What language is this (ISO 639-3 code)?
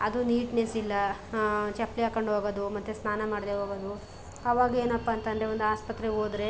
kan